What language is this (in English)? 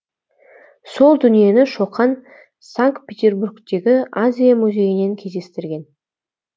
Kazakh